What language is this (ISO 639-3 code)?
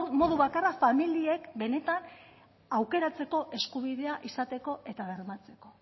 eus